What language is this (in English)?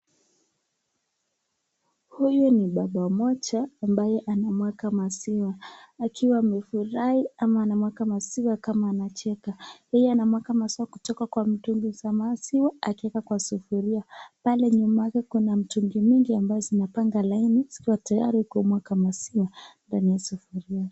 Swahili